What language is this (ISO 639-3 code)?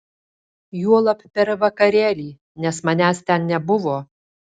lit